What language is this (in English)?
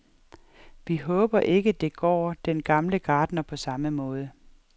Danish